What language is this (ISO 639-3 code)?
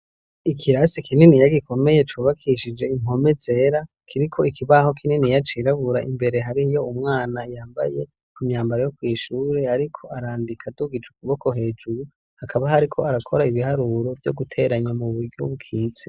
run